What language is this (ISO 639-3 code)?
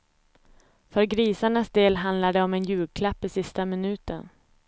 swe